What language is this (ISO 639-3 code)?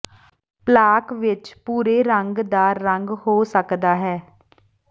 pan